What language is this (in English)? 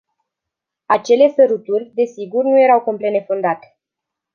Romanian